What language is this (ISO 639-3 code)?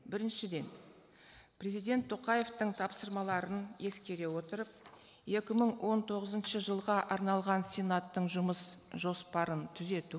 kaz